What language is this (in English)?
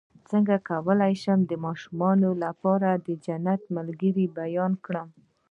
Pashto